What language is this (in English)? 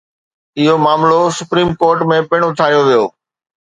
Sindhi